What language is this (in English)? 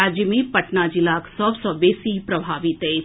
Maithili